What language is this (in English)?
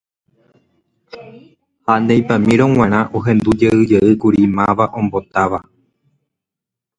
Guarani